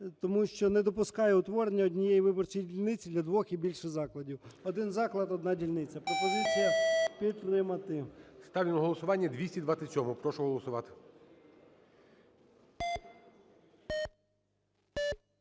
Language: Ukrainian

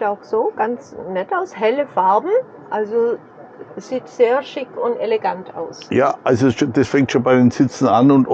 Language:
German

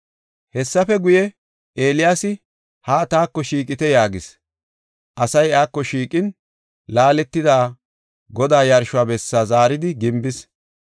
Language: Gofa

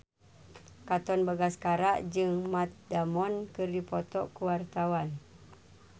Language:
Sundanese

